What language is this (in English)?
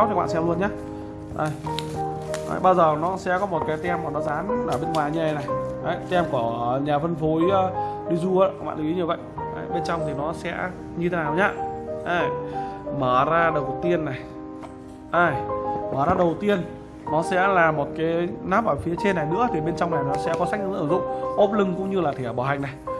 Vietnamese